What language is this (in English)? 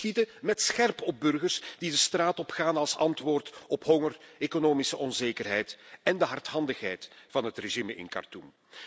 Dutch